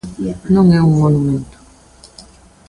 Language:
Galician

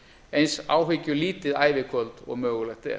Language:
Icelandic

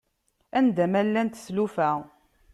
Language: Kabyle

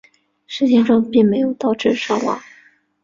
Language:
Chinese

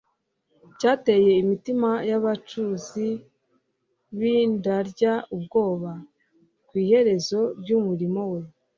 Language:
Kinyarwanda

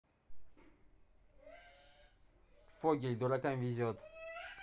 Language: Russian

